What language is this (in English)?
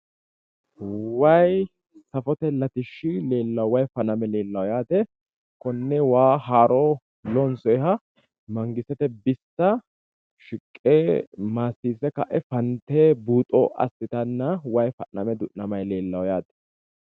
Sidamo